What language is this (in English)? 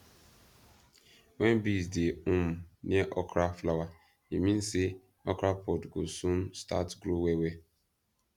Nigerian Pidgin